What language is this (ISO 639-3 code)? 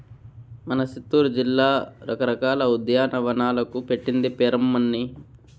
tel